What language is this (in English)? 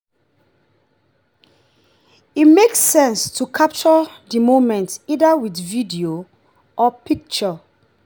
Nigerian Pidgin